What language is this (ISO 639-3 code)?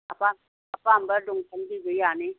mni